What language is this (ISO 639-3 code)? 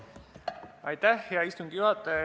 est